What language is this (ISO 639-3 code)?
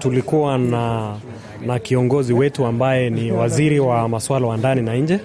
swa